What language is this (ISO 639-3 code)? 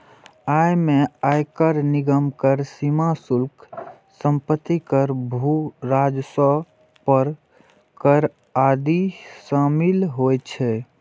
mai